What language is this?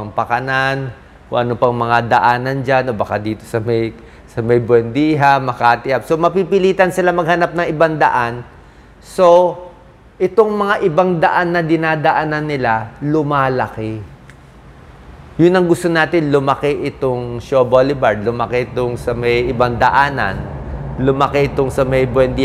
Filipino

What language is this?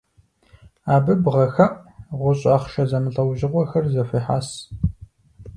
Kabardian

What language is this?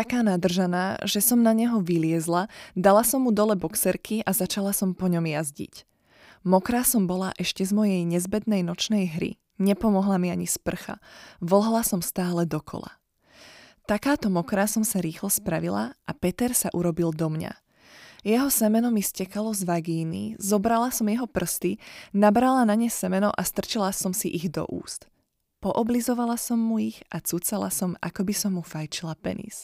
Slovak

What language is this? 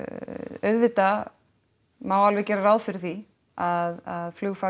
Icelandic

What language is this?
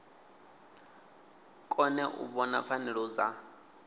Venda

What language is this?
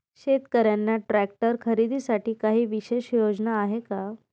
Marathi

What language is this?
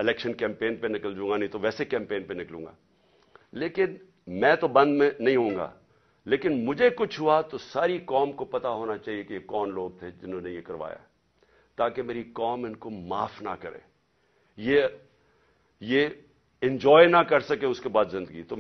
Romanian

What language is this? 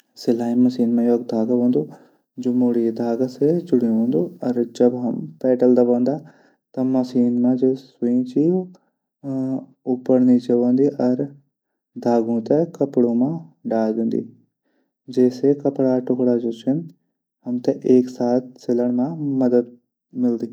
Garhwali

